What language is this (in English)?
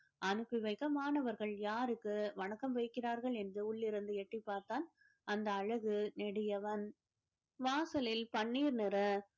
Tamil